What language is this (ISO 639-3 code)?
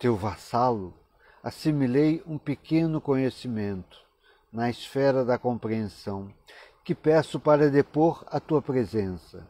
por